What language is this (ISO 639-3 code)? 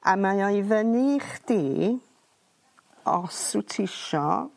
cym